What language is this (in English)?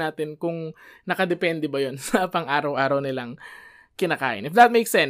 Filipino